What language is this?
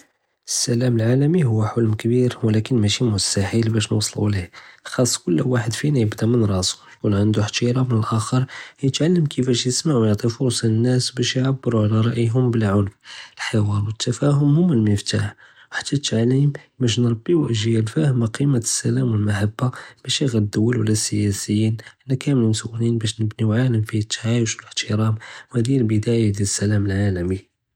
Judeo-Arabic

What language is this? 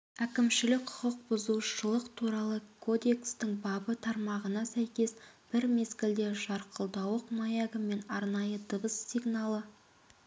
Kazakh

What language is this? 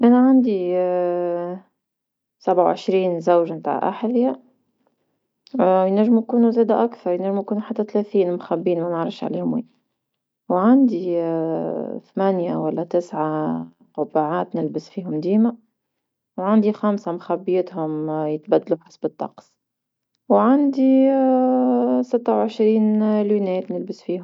Tunisian Arabic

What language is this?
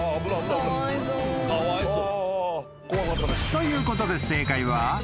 Japanese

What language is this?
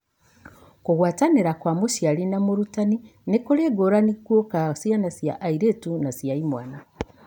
Kikuyu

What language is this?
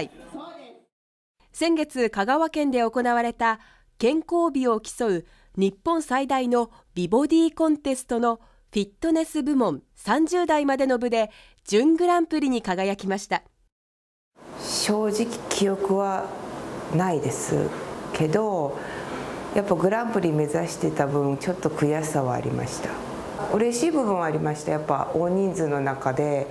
Japanese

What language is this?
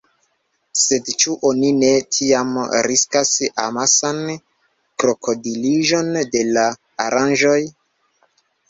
Esperanto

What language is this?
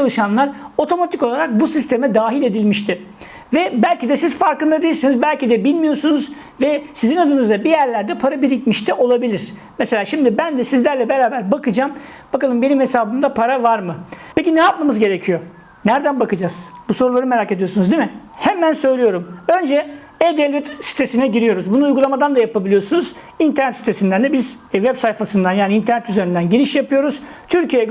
Turkish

